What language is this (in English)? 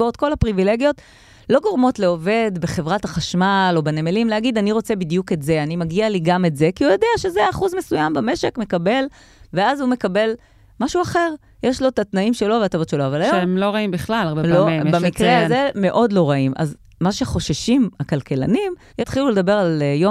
Hebrew